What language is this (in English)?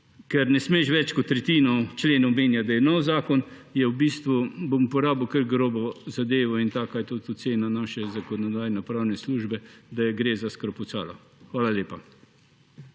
Slovenian